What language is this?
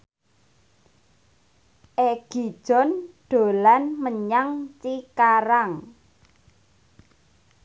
Javanese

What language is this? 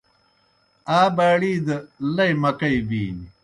Kohistani Shina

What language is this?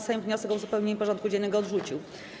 Polish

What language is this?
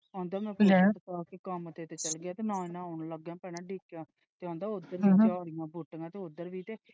Punjabi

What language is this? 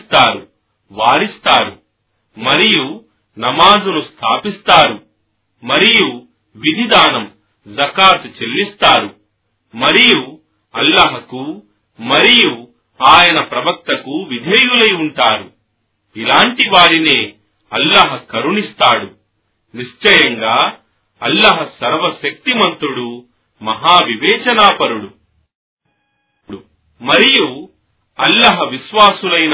Telugu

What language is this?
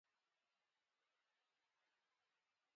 Pashto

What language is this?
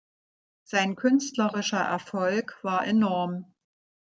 German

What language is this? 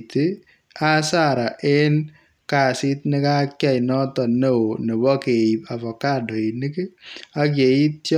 Kalenjin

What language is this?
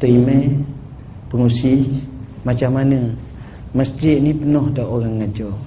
Malay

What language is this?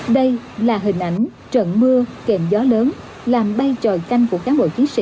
Vietnamese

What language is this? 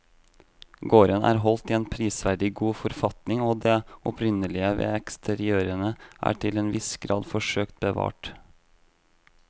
Norwegian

